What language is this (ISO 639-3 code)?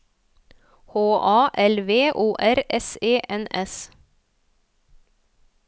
nor